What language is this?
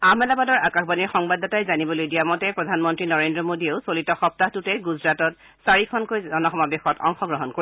Assamese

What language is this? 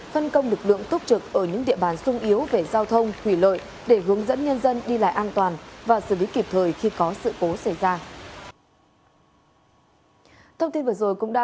Vietnamese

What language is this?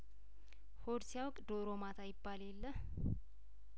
Amharic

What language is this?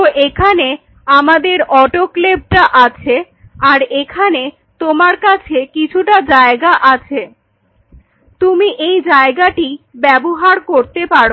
Bangla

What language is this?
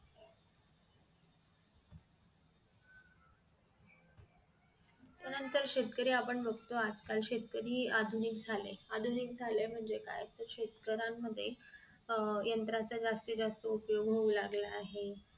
Marathi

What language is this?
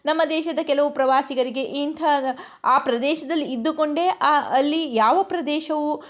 Kannada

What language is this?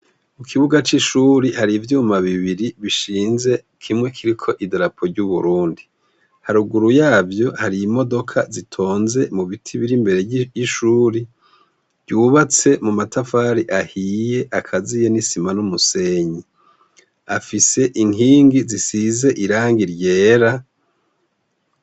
Rundi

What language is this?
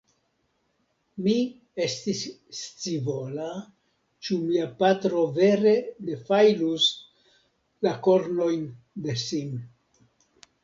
Esperanto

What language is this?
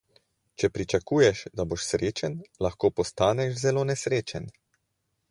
Slovenian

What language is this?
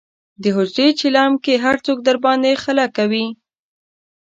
Pashto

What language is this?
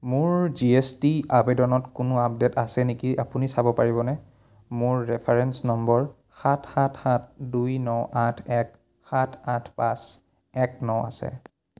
Assamese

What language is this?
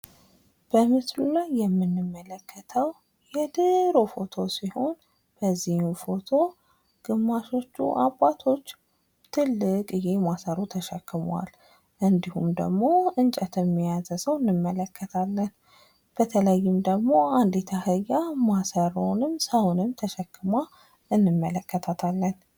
Amharic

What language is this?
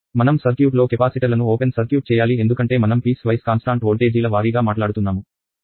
Telugu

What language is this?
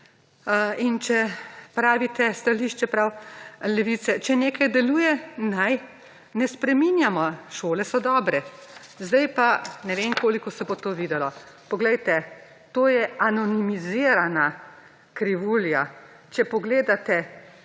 Slovenian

